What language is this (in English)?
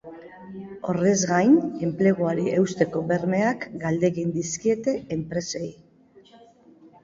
Basque